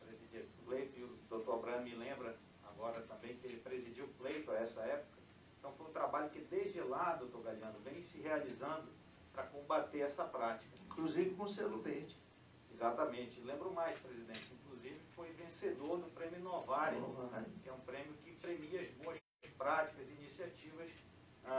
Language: Portuguese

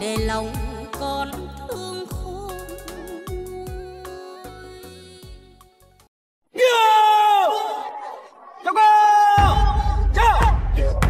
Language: Vietnamese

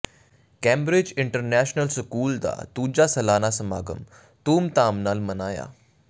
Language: Punjabi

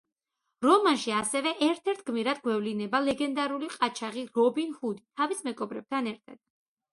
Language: Georgian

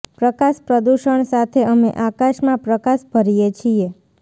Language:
Gujarati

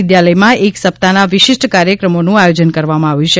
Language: Gujarati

